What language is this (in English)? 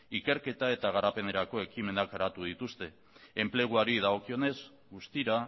Basque